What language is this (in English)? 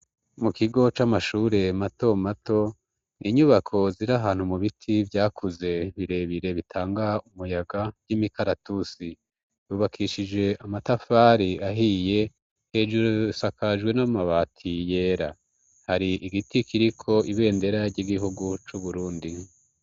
Rundi